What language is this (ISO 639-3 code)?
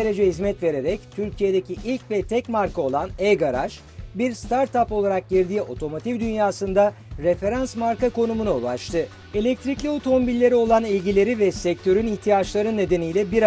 tur